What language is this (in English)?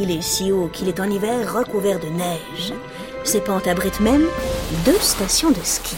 French